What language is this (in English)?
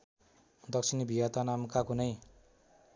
Nepali